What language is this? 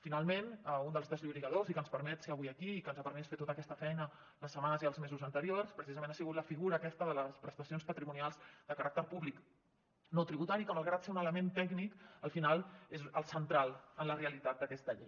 Catalan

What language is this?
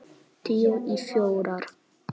Icelandic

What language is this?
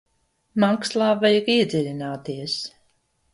Latvian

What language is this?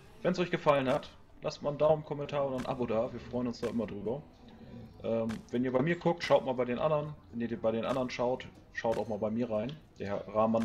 German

